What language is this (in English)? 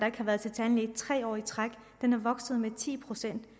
Danish